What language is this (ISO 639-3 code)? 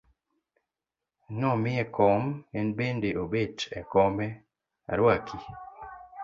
luo